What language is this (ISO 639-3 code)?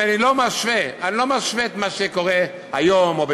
heb